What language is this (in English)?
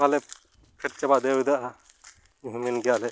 Santali